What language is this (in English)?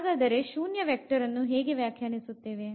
Kannada